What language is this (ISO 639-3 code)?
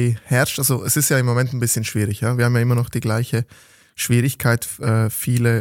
deu